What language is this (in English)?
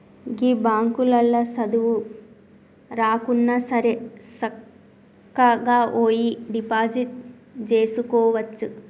Telugu